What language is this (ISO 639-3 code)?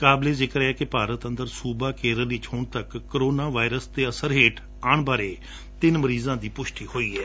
pan